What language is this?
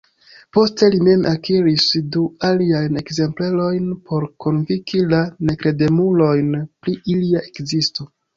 Esperanto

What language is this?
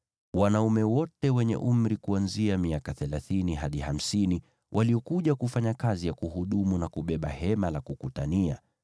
Swahili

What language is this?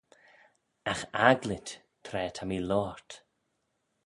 Manx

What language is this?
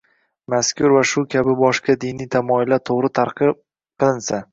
Uzbek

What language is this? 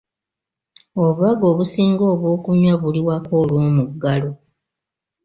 Ganda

